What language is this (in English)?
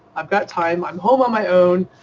English